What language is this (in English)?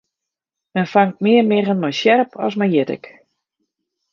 Western Frisian